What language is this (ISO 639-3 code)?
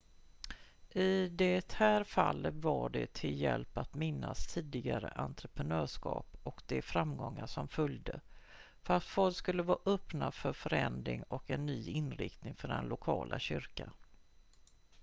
swe